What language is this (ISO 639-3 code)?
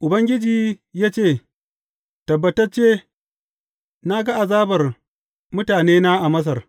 hau